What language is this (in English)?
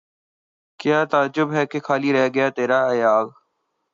Urdu